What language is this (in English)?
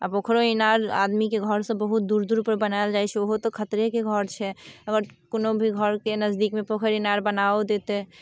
Maithili